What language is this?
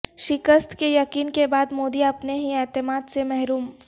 Urdu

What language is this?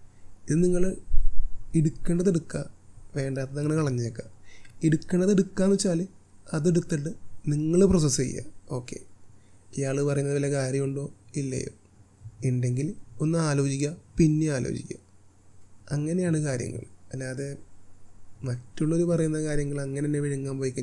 Malayalam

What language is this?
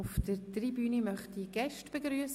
Swiss German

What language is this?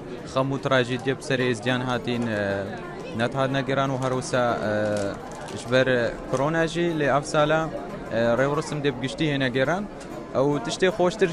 Arabic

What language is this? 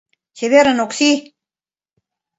Mari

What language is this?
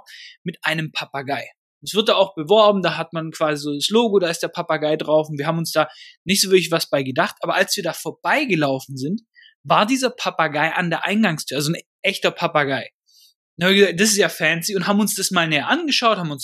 German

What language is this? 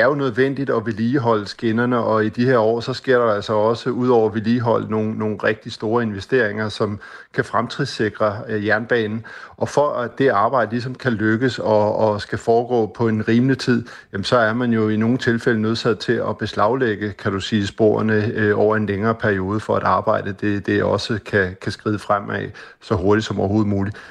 Danish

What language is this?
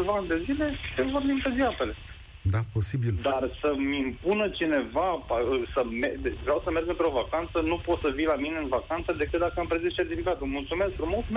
Romanian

